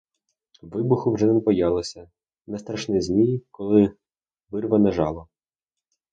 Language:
Ukrainian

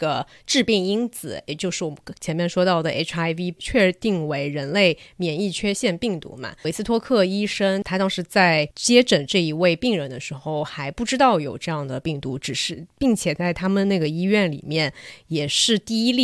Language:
Chinese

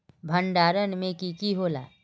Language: Magahi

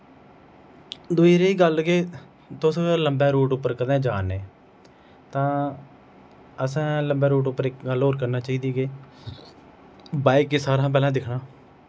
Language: Dogri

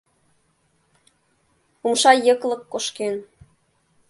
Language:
Mari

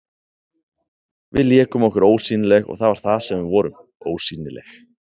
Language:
Icelandic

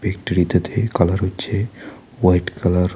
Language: Bangla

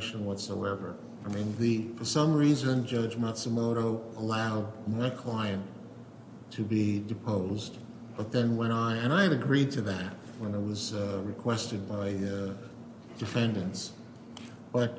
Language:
English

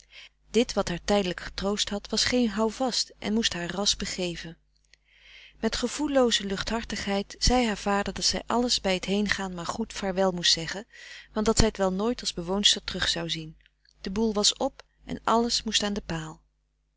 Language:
Dutch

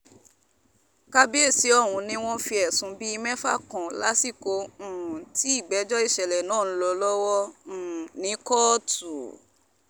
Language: Yoruba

